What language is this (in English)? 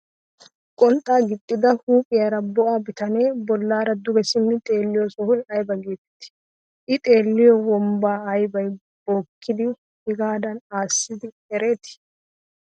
Wolaytta